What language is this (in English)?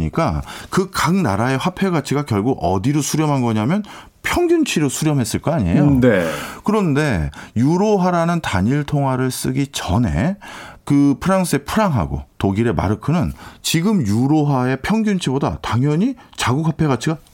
Korean